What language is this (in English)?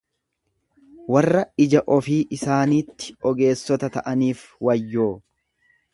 Oromo